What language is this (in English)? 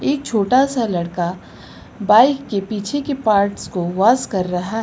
Hindi